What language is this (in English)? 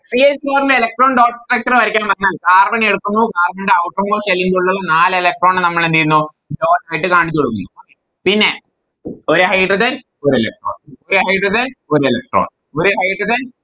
Malayalam